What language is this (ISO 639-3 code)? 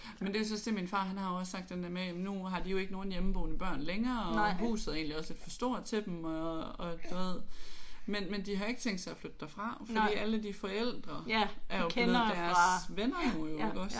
dan